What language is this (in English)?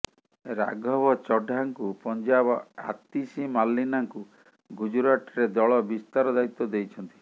Odia